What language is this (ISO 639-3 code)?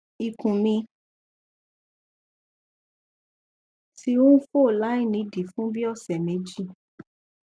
yor